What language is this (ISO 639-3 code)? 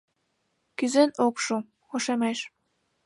chm